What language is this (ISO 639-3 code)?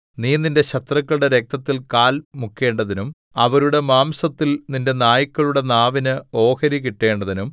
mal